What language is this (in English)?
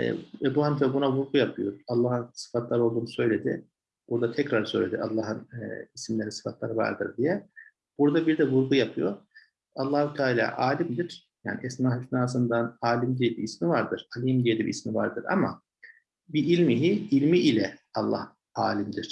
Turkish